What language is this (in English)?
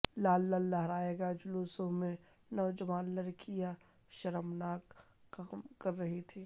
Urdu